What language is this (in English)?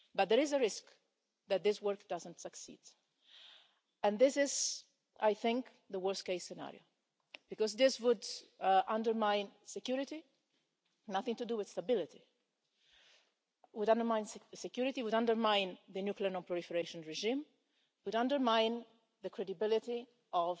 English